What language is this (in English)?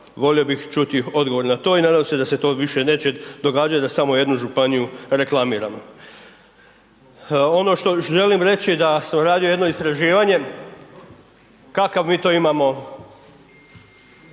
Croatian